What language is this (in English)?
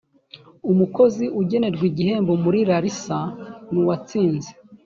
Kinyarwanda